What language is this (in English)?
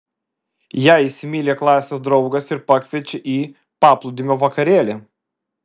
Lithuanian